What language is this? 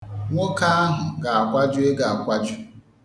Igbo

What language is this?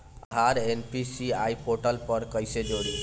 Bhojpuri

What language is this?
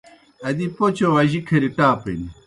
Kohistani Shina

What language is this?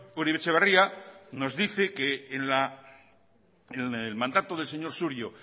Spanish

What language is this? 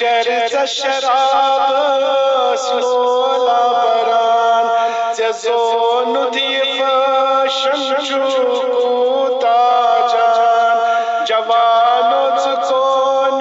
Romanian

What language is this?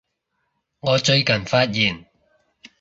Cantonese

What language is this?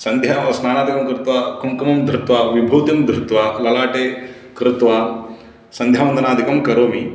Sanskrit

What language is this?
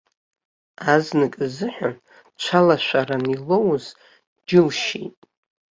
Abkhazian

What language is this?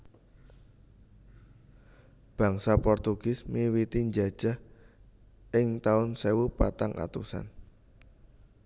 Javanese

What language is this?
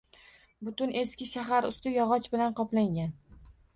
Uzbek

